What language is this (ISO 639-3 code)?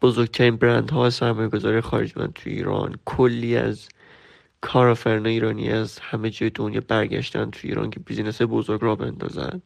fas